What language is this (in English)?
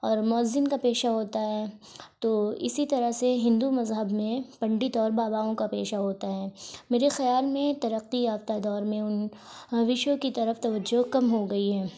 Urdu